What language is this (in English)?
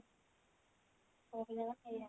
Odia